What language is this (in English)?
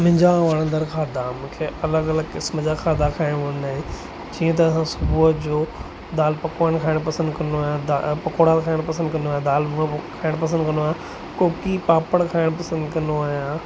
Sindhi